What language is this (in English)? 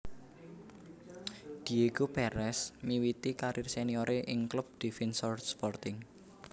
Javanese